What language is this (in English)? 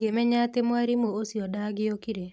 Kikuyu